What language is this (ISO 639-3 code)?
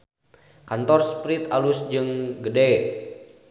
sun